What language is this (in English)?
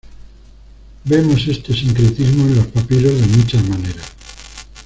Spanish